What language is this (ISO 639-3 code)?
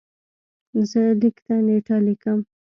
pus